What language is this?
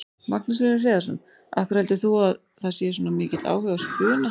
Icelandic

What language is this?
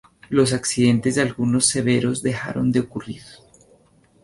Spanish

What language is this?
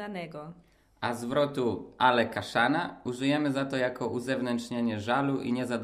Polish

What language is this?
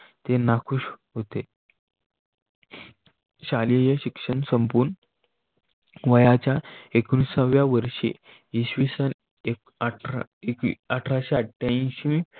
Marathi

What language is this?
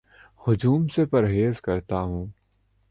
Urdu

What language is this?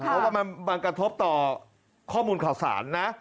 Thai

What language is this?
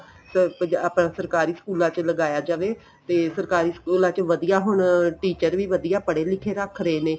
Punjabi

